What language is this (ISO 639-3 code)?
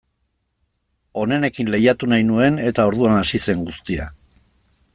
eus